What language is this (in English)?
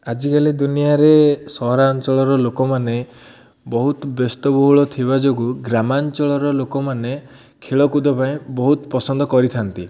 Odia